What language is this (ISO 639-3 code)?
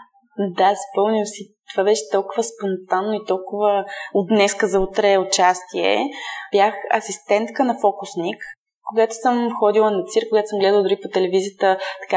bul